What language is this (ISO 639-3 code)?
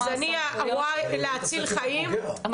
heb